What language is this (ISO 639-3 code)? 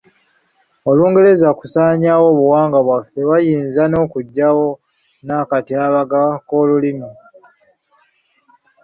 lug